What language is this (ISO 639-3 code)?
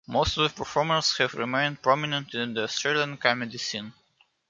eng